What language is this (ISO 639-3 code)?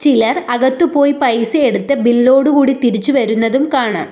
mal